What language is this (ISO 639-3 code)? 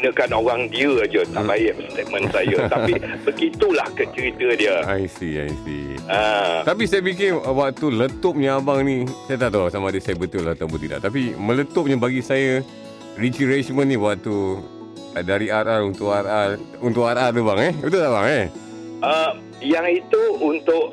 msa